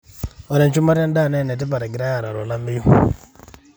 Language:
Masai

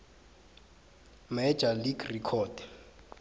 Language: South Ndebele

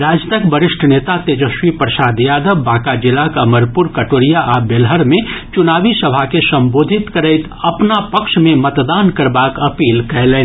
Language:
Maithili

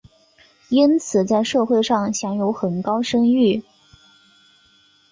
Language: Chinese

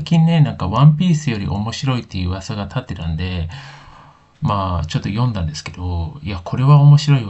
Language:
Japanese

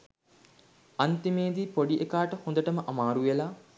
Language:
Sinhala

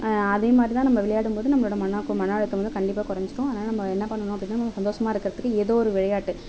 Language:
Tamil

